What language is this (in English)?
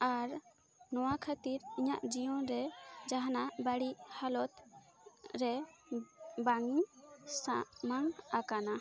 Santali